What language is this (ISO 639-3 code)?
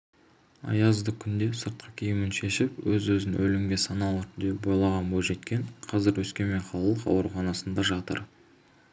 kaz